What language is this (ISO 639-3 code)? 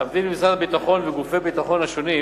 heb